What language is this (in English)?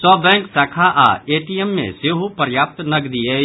Maithili